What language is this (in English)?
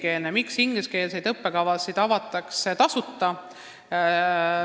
Estonian